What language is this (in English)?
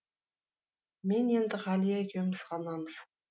Kazakh